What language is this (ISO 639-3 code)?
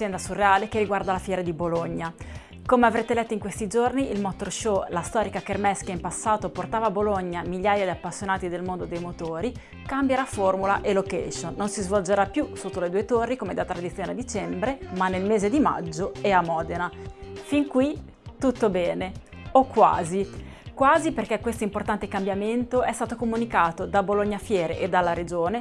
ita